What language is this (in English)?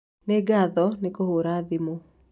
Kikuyu